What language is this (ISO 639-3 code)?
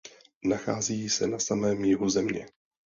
ces